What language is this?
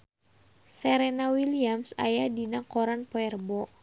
Sundanese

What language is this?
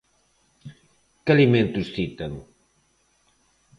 Galician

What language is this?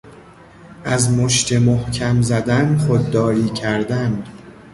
Persian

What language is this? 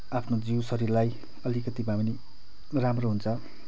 Nepali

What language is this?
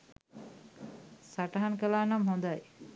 Sinhala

